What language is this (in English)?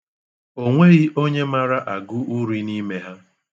Igbo